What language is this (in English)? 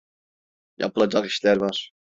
Turkish